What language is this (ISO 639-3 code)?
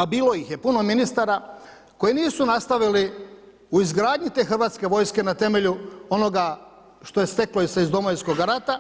hrv